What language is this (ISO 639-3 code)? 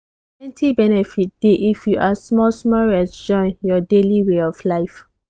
pcm